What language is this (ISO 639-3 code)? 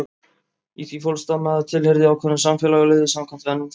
isl